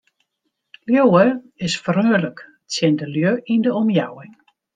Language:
Western Frisian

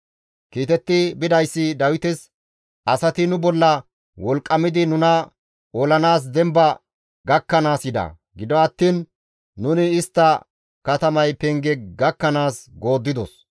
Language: Gamo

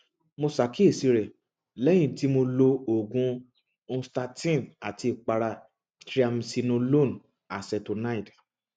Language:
Yoruba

